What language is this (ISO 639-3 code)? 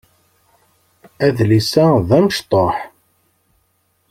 kab